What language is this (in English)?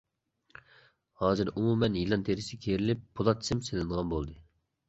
Uyghur